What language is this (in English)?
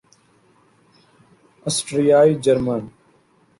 Urdu